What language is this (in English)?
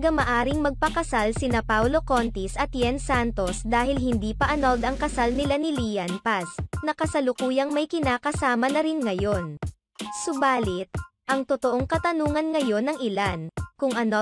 Filipino